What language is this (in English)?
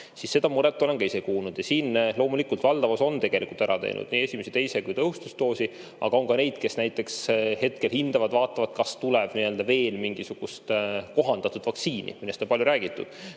Estonian